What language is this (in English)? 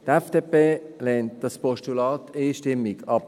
Swiss German